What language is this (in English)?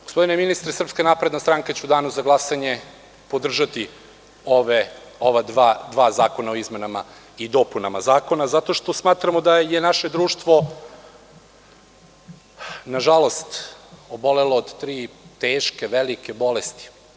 Serbian